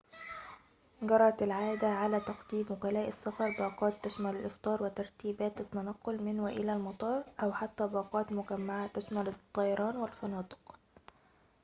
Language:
Arabic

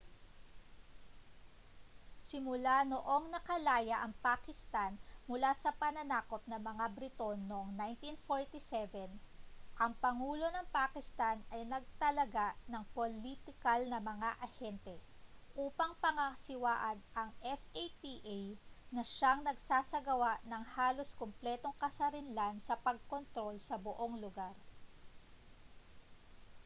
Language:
Filipino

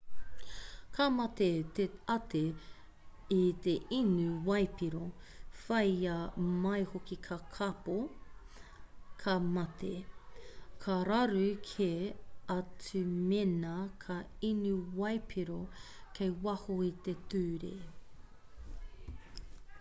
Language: Māori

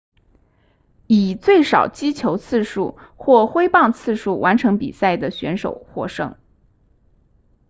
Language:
Chinese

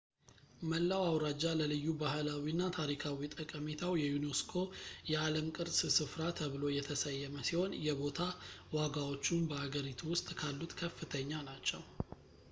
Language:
Amharic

